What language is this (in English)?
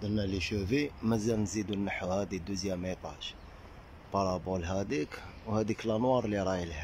Arabic